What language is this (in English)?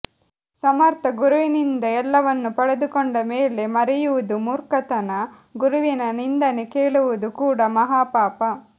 Kannada